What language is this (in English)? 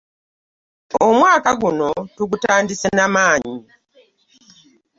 Ganda